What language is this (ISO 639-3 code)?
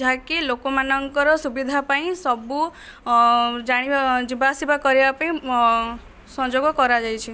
ori